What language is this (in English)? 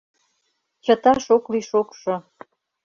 Mari